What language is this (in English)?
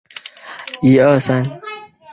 Chinese